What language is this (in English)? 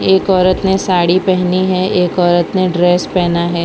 Hindi